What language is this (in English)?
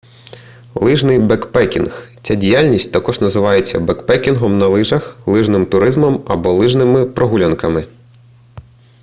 Ukrainian